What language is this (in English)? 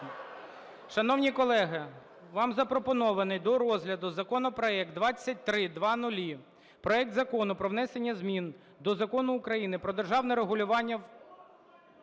Ukrainian